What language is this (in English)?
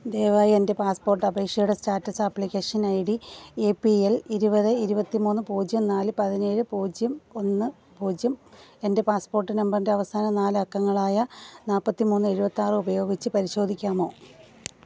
Malayalam